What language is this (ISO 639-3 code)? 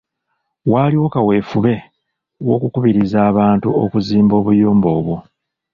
lug